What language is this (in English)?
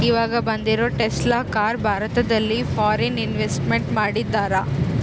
Kannada